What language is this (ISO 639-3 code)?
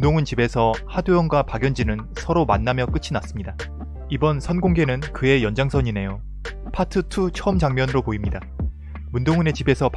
kor